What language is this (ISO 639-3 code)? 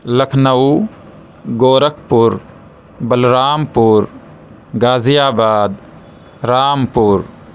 urd